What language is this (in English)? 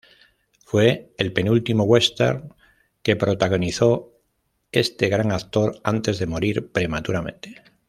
Spanish